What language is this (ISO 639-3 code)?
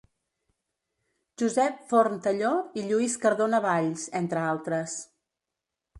cat